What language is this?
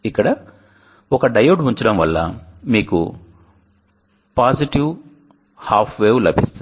Telugu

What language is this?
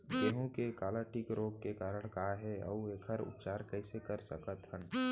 Chhattisgarhi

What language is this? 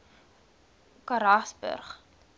Afrikaans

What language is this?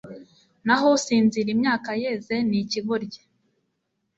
Kinyarwanda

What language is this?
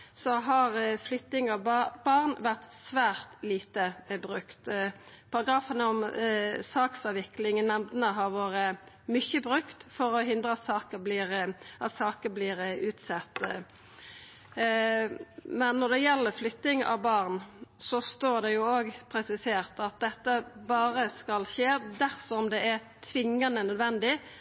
Norwegian Nynorsk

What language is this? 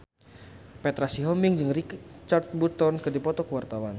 Sundanese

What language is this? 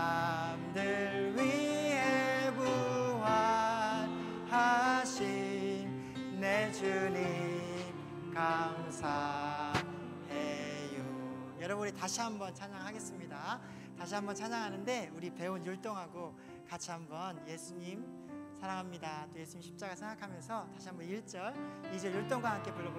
Korean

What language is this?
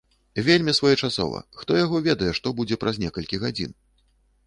Belarusian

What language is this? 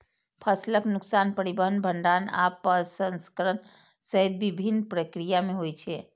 Maithili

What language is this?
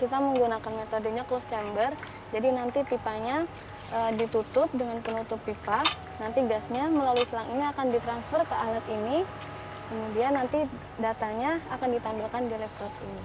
Indonesian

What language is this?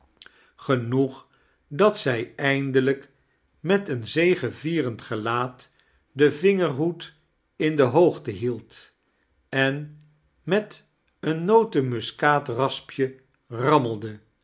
Dutch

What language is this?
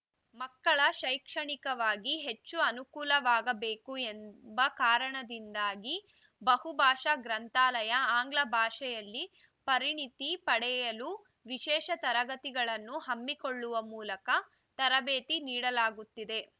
Kannada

